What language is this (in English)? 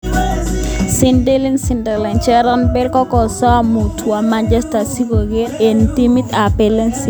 Kalenjin